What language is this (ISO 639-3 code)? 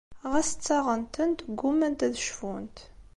kab